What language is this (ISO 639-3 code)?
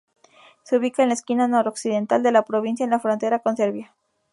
spa